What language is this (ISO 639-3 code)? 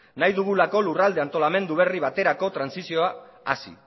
eus